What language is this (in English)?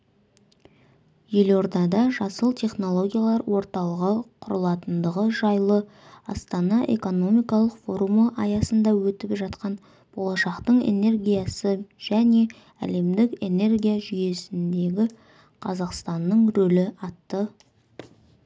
Kazakh